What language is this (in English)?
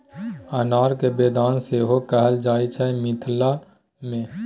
Maithili